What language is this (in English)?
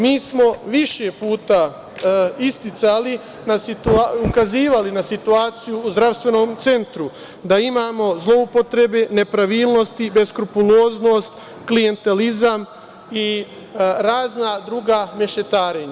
Serbian